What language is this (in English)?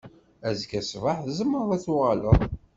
Kabyle